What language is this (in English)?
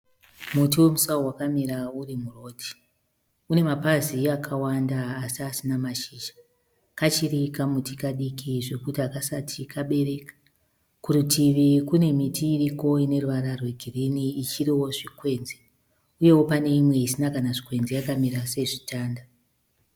Shona